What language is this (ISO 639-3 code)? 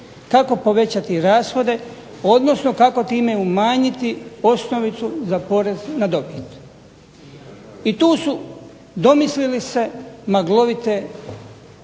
hrv